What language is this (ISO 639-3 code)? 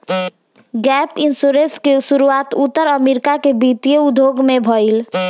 bho